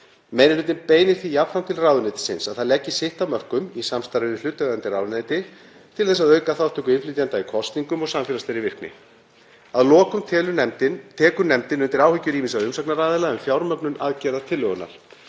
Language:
Icelandic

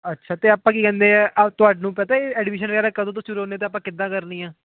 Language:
Punjabi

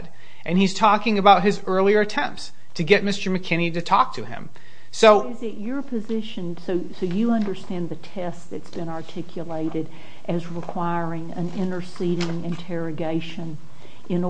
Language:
English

